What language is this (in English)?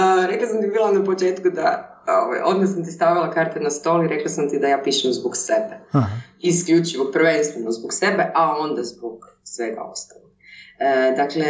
Croatian